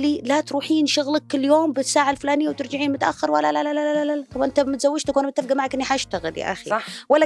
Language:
Arabic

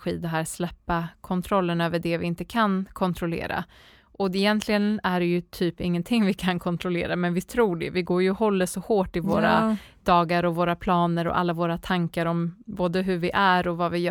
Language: Swedish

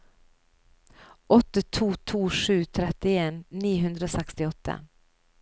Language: Norwegian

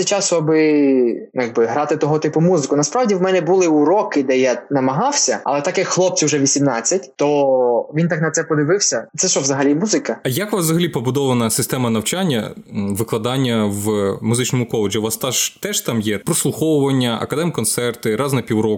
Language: Ukrainian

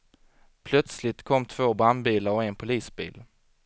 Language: Swedish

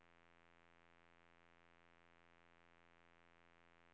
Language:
Swedish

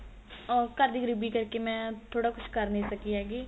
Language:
Punjabi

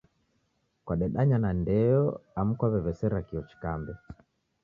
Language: Taita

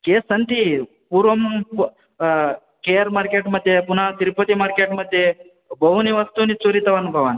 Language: Sanskrit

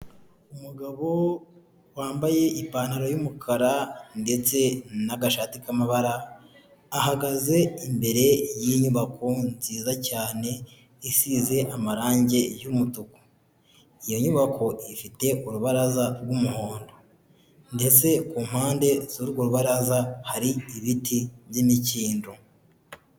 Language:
Kinyarwanda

